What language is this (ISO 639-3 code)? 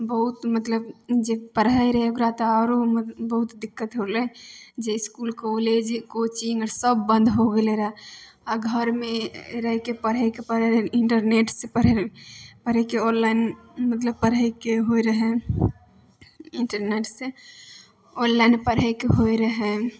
mai